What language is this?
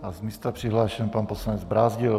Czech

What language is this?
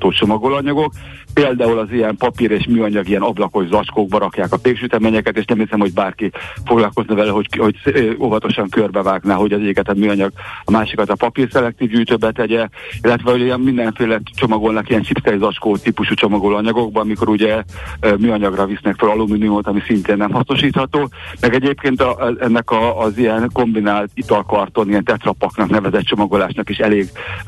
Hungarian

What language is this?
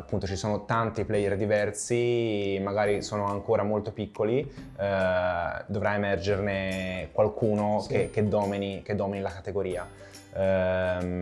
Italian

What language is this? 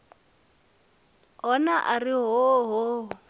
Venda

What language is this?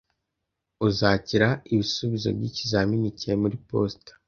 Kinyarwanda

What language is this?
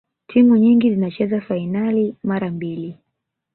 Swahili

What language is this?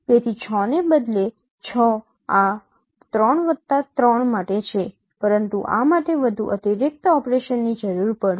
Gujarati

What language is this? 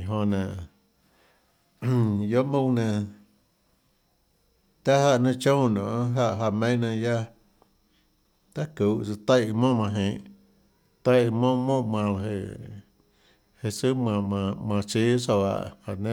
Tlacoatzintepec Chinantec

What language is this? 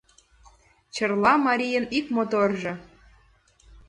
Mari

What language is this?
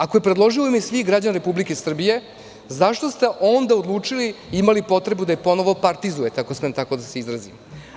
Serbian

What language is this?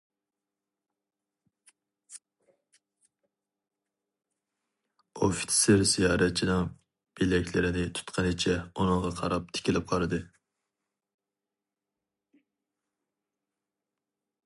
Uyghur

